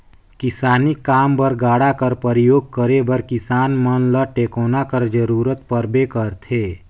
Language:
Chhattisgarhi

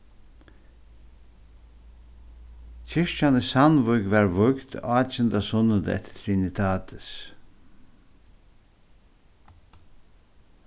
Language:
Faroese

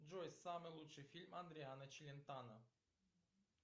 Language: Russian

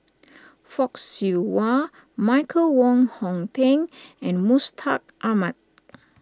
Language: English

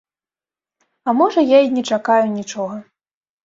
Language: Belarusian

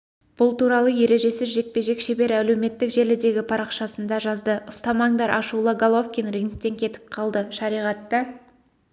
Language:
Kazakh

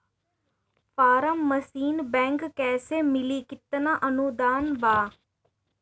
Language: Bhojpuri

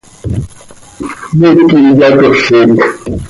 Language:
Seri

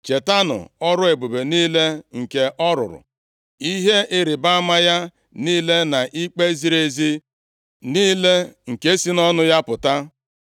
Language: Igbo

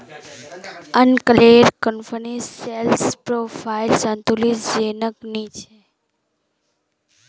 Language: Magahi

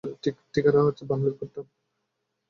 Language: Bangla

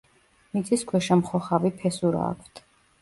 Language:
Georgian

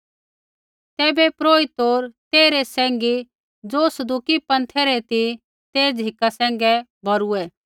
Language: Kullu Pahari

